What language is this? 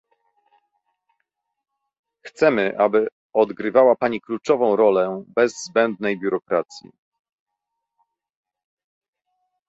Polish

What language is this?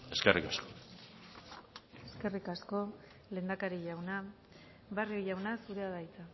Basque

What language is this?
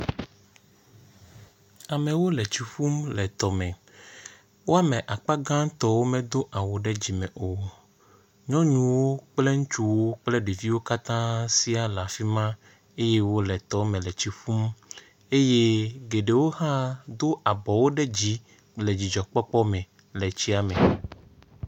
Ewe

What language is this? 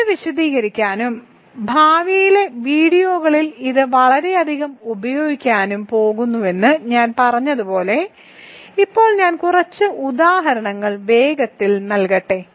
Malayalam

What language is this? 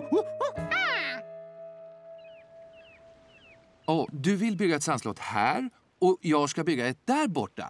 Swedish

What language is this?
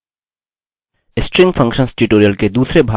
Hindi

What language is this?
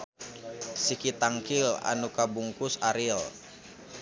Sundanese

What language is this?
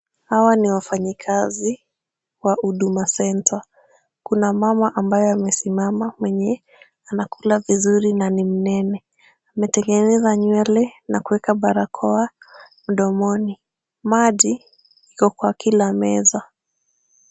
Swahili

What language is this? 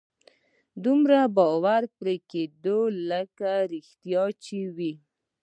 Pashto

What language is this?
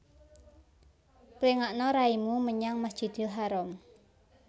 Javanese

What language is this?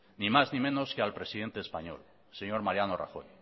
Spanish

